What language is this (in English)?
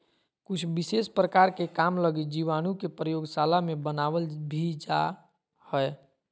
Magahi